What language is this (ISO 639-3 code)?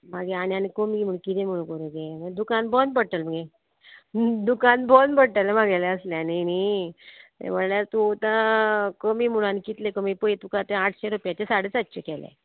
kok